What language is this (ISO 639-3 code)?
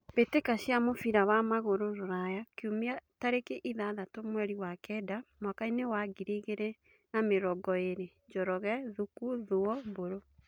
kik